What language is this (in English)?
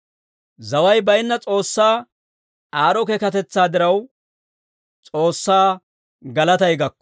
Dawro